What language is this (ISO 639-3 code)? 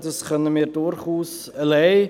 gsw